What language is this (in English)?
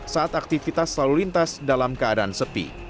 Indonesian